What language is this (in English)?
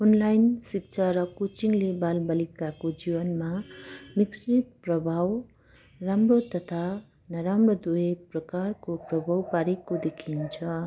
Nepali